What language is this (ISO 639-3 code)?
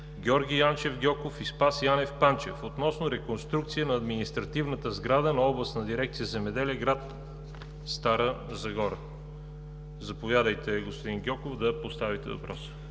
bul